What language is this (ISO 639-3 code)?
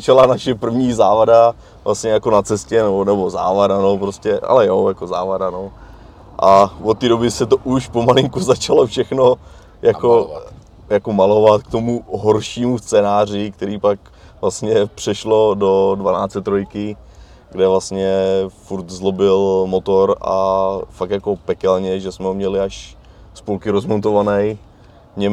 ces